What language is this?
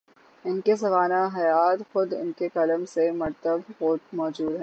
Urdu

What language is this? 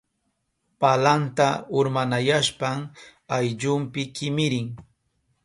Southern Pastaza Quechua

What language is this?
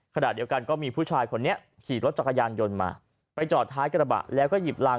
Thai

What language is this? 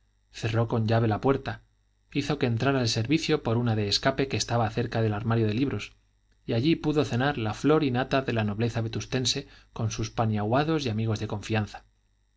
Spanish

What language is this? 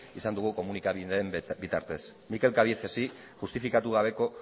Basque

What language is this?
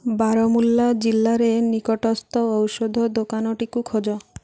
Odia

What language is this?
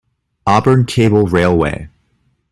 English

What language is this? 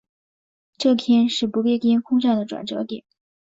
Chinese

